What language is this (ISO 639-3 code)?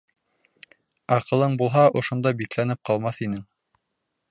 bak